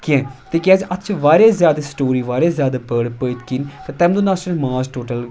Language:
Kashmiri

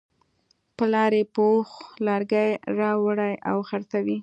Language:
Pashto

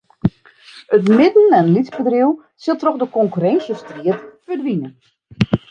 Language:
Western Frisian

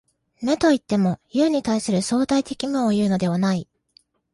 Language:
Japanese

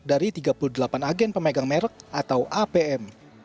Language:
Indonesian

